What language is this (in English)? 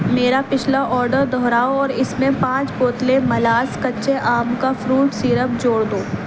Urdu